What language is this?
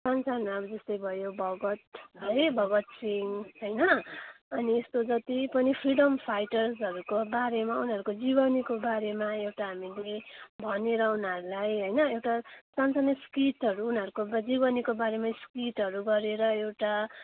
Nepali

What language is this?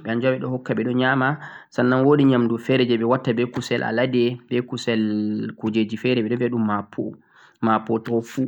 Central-Eastern Niger Fulfulde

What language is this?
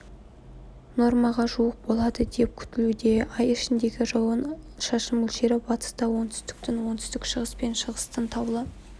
Kazakh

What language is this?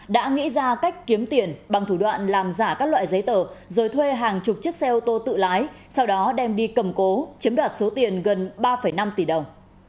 Vietnamese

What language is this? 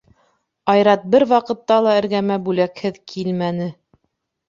Bashkir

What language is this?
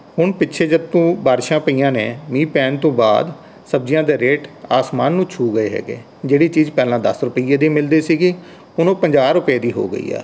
Punjabi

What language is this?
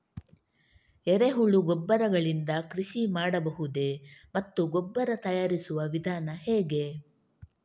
Kannada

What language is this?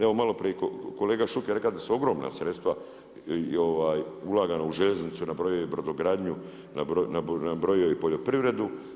Croatian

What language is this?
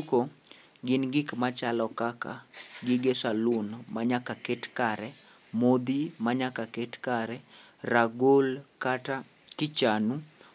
Luo (Kenya and Tanzania)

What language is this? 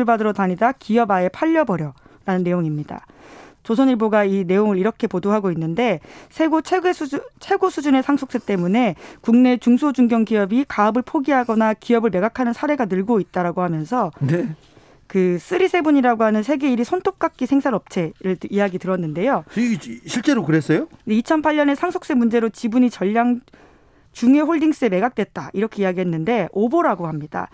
Korean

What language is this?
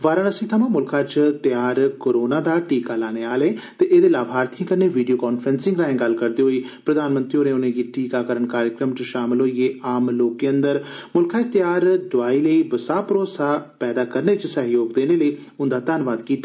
Dogri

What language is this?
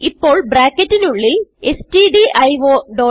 Malayalam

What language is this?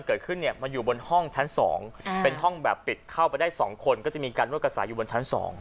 Thai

